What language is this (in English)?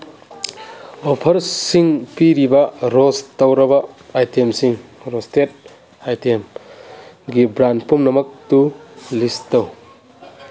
Manipuri